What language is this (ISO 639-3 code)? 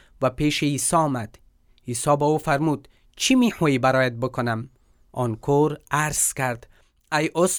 fas